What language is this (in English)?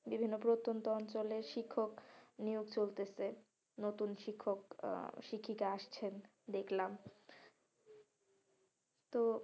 Bangla